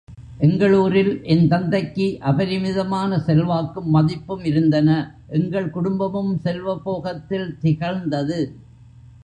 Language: Tamil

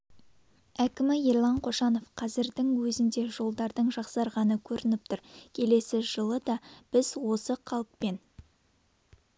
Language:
Kazakh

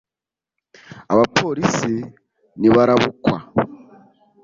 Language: Kinyarwanda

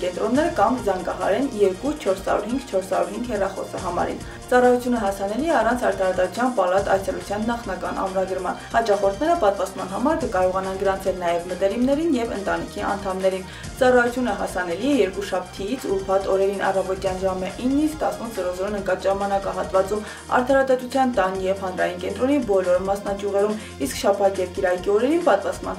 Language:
Romanian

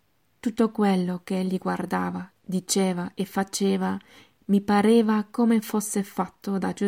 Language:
Italian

